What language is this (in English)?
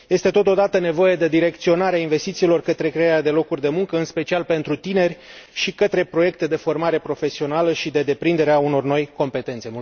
Romanian